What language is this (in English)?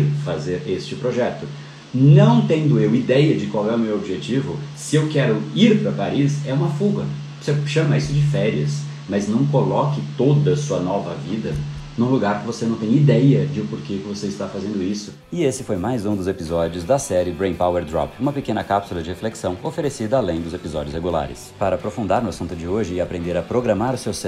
Portuguese